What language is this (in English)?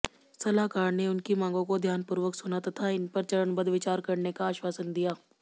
Hindi